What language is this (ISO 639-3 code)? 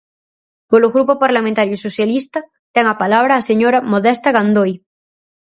glg